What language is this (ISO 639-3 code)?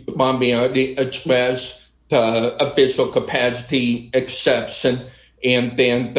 eng